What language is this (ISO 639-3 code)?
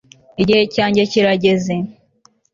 kin